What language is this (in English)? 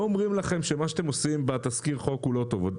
Hebrew